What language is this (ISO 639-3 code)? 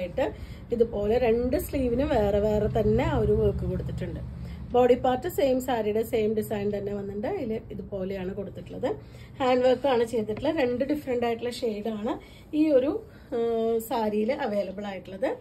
mal